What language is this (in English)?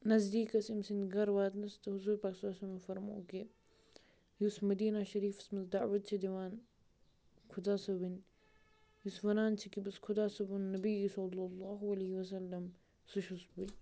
Kashmiri